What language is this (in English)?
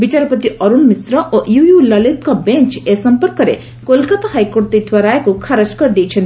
Odia